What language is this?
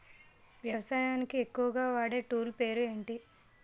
Telugu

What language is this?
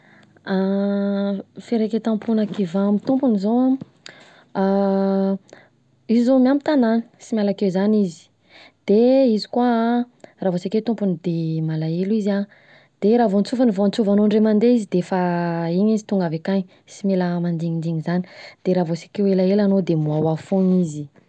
Southern Betsimisaraka Malagasy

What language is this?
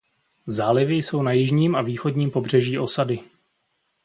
Czech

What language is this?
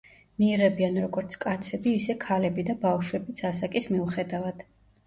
Georgian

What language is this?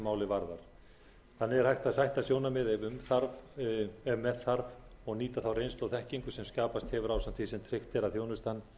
Icelandic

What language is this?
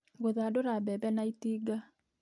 Kikuyu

